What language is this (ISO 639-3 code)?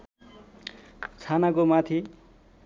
nep